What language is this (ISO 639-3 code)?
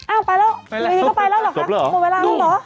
tha